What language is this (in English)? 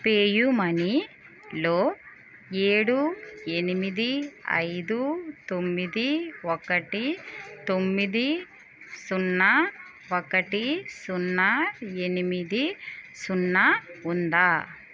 Telugu